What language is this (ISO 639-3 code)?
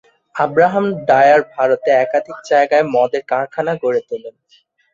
ben